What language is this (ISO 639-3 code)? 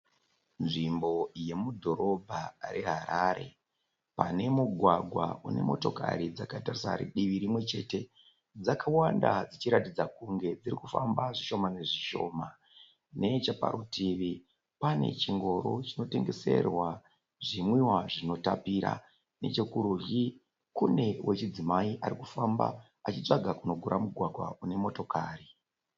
sna